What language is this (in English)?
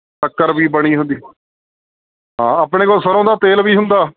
Punjabi